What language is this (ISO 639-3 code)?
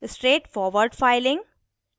hin